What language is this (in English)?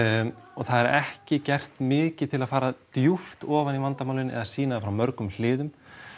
Icelandic